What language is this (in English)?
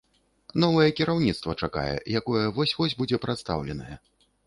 Belarusian